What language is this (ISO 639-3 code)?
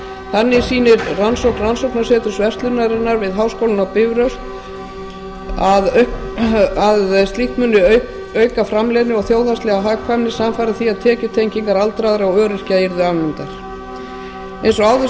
isl